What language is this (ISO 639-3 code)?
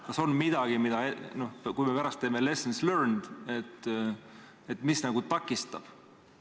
est